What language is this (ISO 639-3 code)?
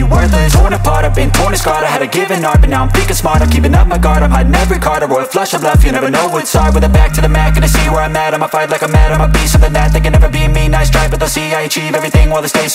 eng